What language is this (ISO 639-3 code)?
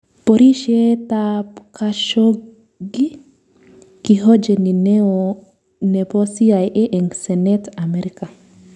kln